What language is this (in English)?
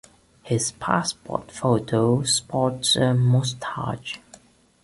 English